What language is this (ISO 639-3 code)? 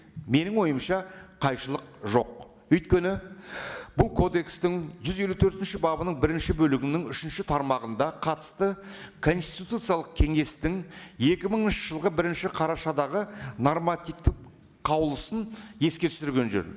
kaz